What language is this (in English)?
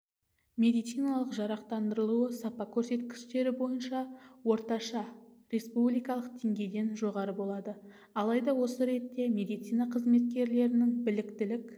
Kazakh